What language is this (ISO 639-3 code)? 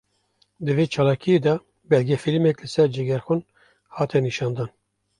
kur